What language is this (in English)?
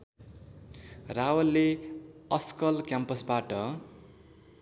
Nepali